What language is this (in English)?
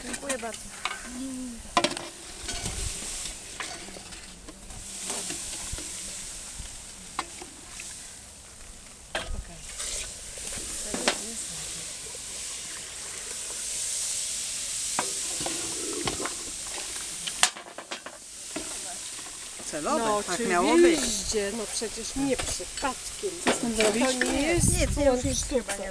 Polish